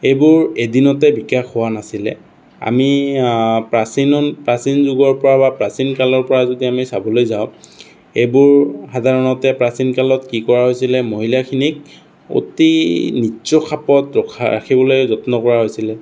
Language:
Assamese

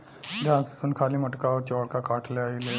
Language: Bhojpuri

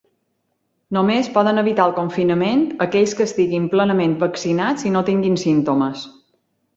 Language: Catalan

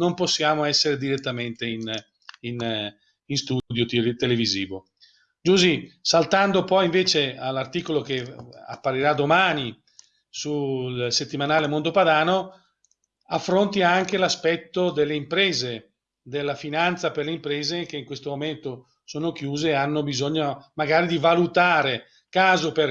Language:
Italian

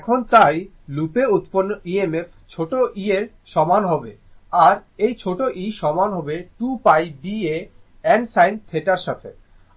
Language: Bangla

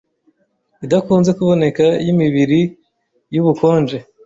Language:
Kinyarwanda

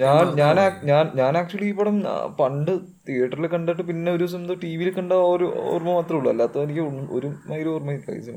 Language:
Malayalam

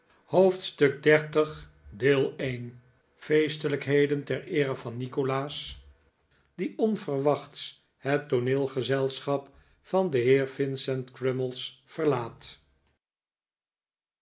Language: Dutch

